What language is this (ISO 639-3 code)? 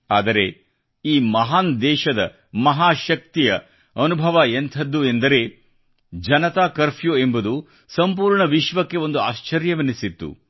kan